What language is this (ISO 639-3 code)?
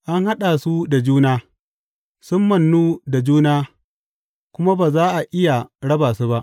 hau